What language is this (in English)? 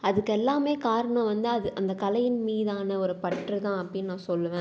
Tamil